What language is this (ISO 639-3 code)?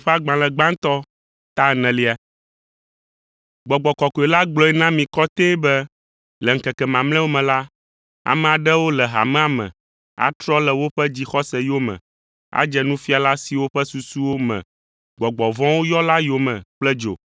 ewe